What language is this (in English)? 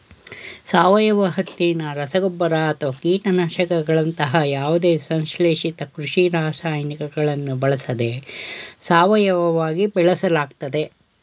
Kannada